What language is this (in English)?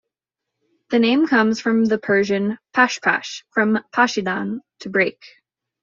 English